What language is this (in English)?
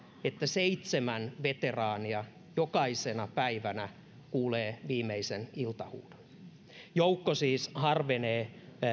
Finnish